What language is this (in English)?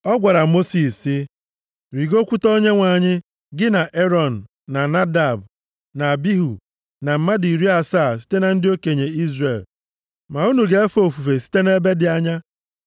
Igbo